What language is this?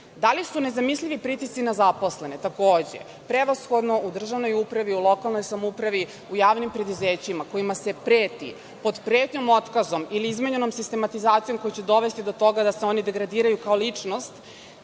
Serbian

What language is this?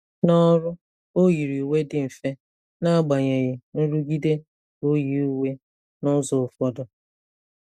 Igbo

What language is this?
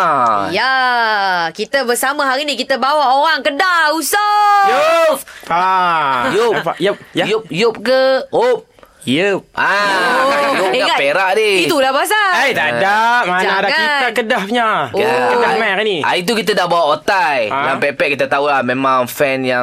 Malay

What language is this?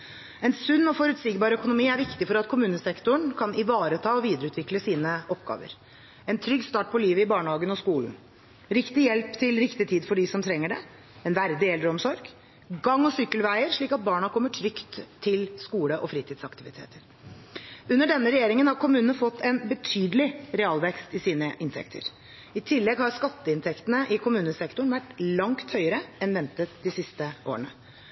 Norwegian Bokmål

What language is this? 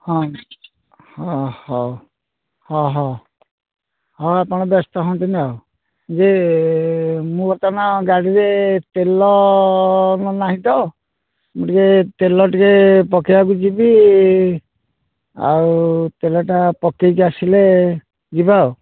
Odia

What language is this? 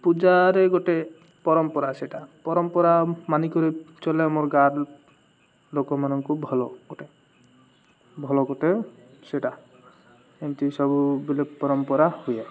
Odia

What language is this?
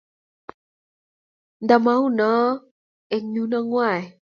Kalenjin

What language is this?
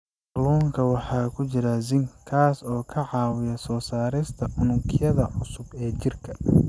Somali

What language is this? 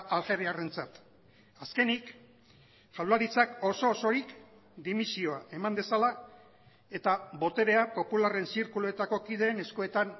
Basque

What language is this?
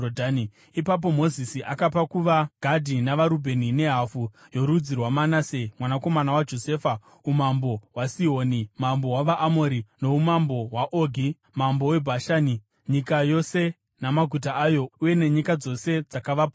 Shona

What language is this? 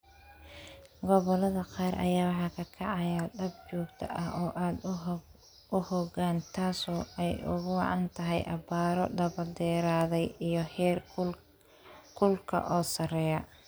Somali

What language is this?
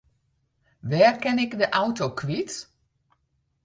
Western Frisian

